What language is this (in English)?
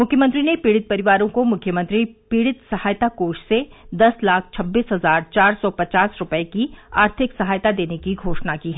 Hindi